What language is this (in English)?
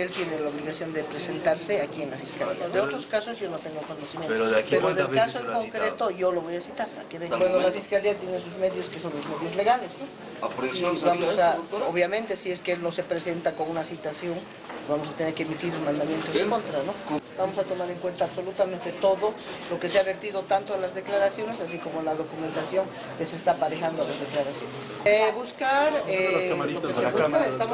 Spanish